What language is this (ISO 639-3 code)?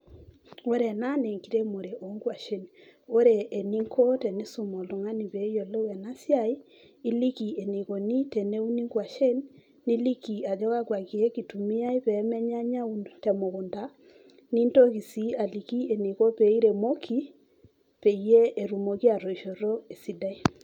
mas